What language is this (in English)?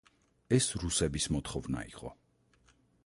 Georgian